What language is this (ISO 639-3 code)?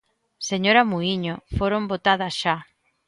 glg